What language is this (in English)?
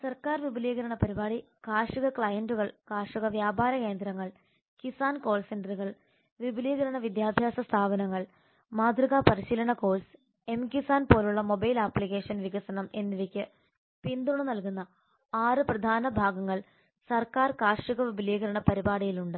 Malayalam